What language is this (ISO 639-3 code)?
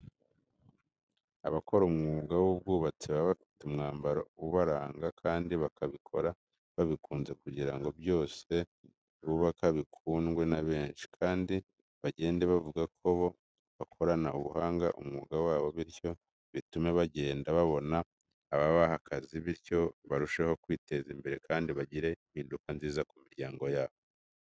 kin